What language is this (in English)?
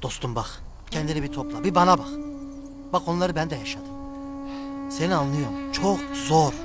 Turkish